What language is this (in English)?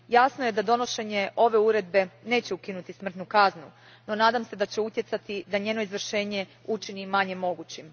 Croatian